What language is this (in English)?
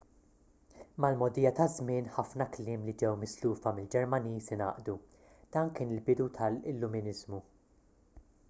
Maltese